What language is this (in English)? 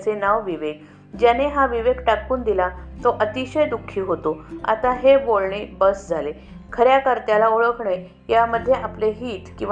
Marathi